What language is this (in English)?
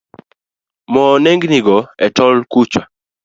Luo (Kenya and Tanzania)